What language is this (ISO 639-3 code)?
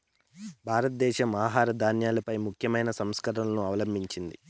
tel